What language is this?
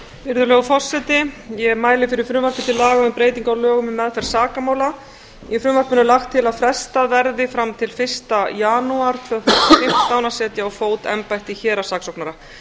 Icelandic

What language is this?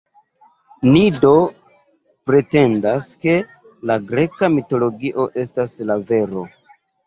Esperanto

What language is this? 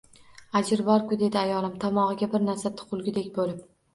Uzbek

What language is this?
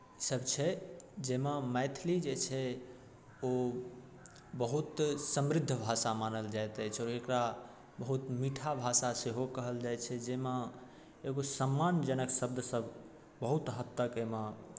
Maithili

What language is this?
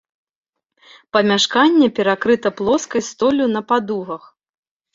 Belarusian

